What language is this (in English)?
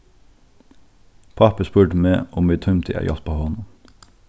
Faroese